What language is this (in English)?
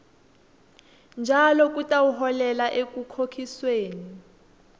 Swati